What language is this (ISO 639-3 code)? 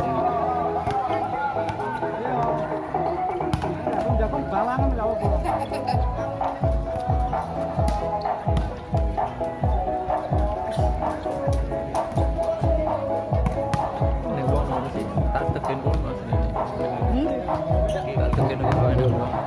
ind